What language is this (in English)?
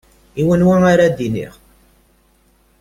Kabyle